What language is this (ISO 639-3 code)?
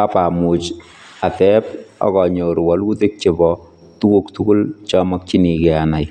kln